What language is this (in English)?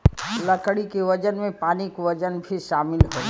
Bhojpuri